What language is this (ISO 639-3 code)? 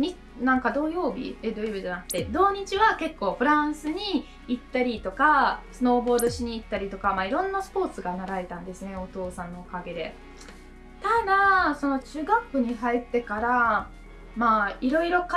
jpn